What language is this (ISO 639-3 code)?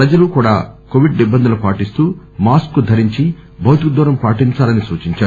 tel